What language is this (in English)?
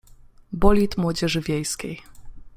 Polish